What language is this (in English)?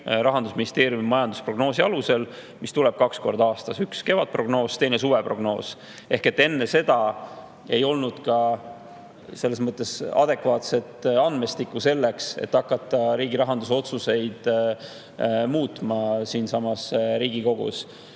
Estonian